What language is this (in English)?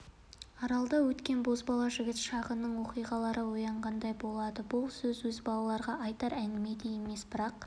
Kazakh